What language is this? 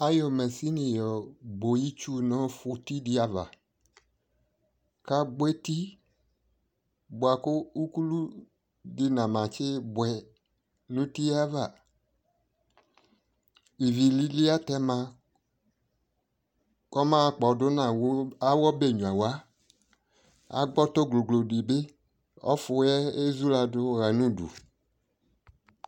Ikposo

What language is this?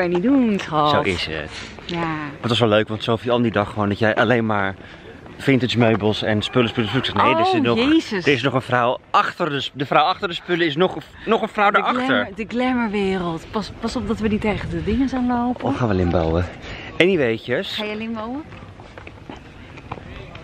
Dutch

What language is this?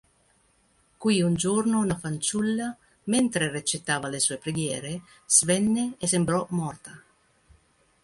Italian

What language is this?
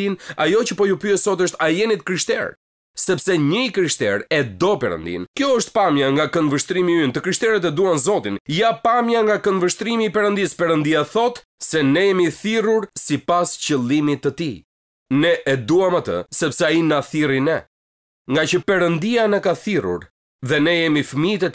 Romanian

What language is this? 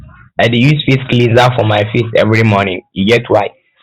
Nigerian Pidgin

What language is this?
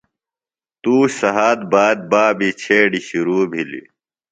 Phalura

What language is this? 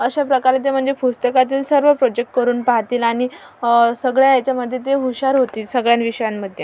Marathi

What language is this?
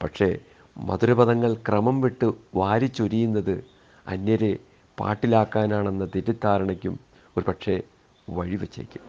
Malayalam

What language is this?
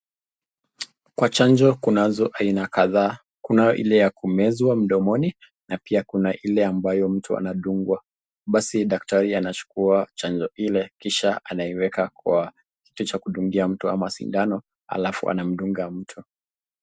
Swahili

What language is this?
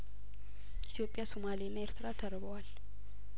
Amharic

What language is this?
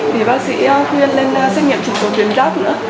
Vietnamese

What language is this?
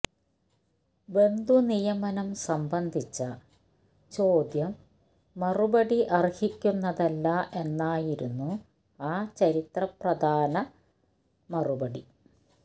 Malayalam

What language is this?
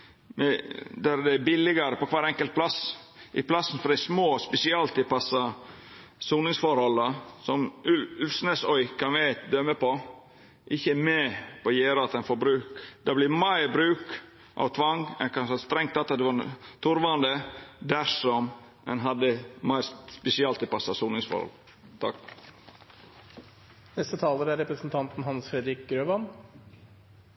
Norwegian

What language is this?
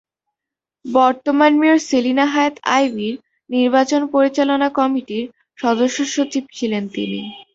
Bangla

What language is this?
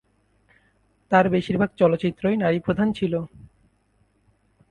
Bangla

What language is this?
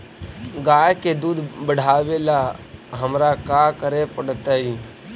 Magahi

